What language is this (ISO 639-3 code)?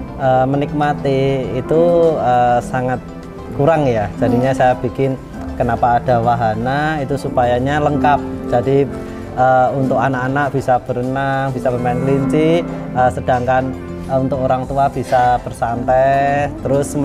ind